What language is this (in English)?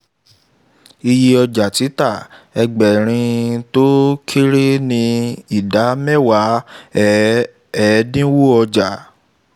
Yoruba